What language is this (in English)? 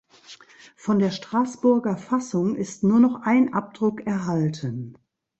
German